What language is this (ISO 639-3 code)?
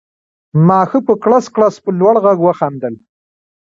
pus